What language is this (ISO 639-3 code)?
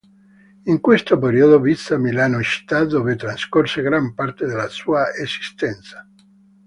ita